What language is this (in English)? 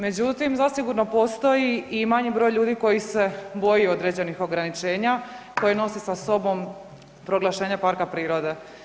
Croatian